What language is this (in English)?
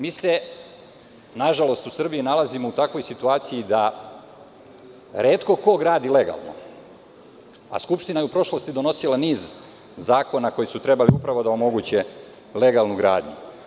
Serbian